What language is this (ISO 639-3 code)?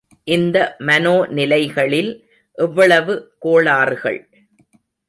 tam